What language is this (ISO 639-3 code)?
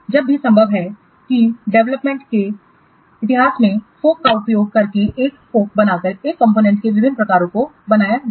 hin